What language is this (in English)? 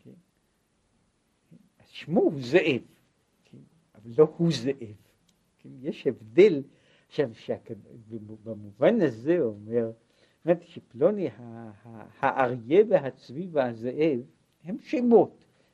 Hebrew